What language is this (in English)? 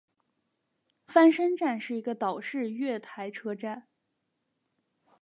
Chinese